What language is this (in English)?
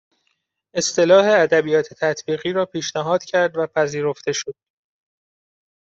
Persian